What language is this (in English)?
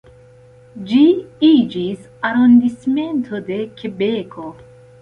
Esperanto